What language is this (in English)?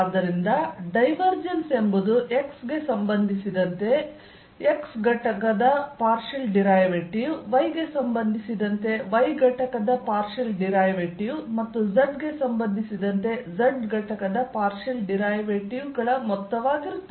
Kannada